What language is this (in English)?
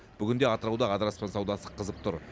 Kazakh